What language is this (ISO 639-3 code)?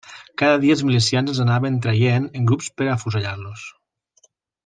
cat